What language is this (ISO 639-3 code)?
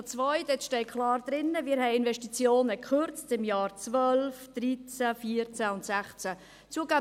gsw